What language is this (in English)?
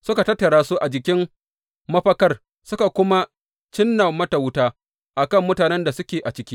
Hausa